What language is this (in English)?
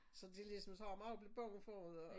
Danish